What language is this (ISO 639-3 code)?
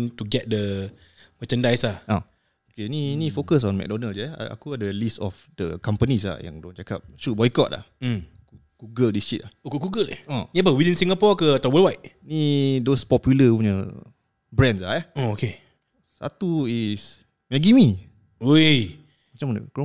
msa